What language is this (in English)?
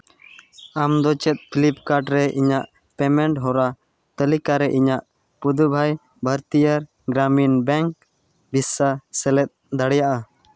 Santali